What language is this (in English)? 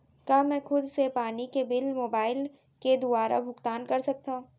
Chhattisgarhi